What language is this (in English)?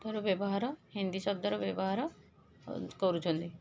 Odia